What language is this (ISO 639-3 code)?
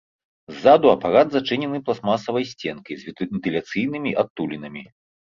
bel